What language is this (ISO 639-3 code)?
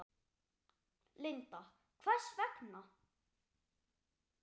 isl